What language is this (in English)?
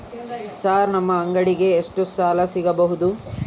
Kannada